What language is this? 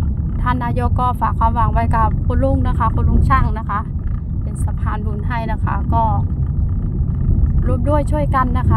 Thai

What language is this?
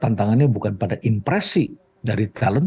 Indonesian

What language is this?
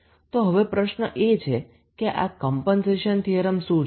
Gujarati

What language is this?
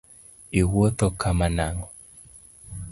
Luo (Kenya and Tanzania)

